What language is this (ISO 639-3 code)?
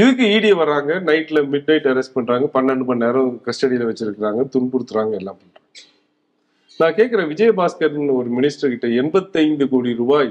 tam